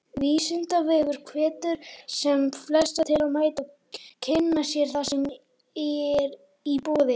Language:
Icelandic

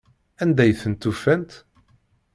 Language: Kabyle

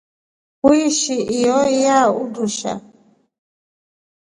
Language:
Rombo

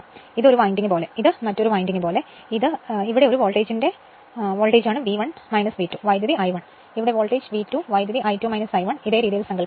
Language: Malayalam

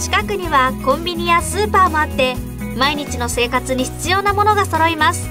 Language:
Japanese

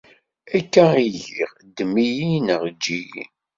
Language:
Kabyle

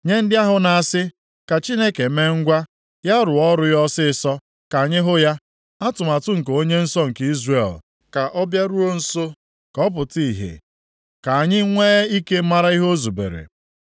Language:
Igbo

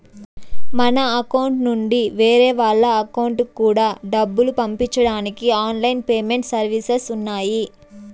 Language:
Telugu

